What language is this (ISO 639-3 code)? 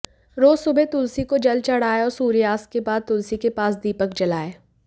hin